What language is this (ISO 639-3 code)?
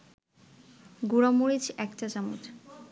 ben